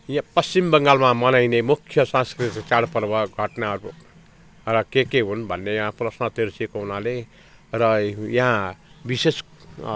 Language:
Nepali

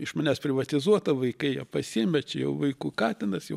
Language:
Lithuanian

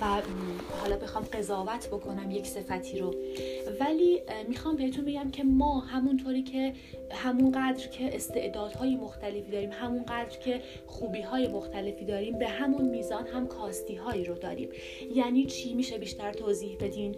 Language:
Persian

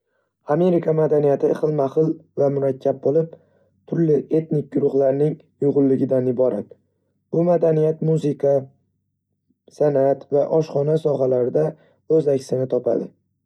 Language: Uzbek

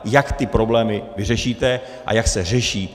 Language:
Czech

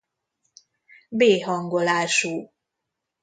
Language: Hungarian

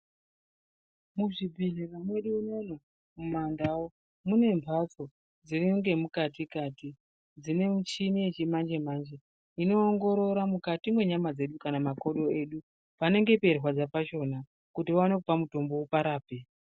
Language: Ndau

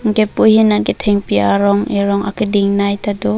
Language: Karbi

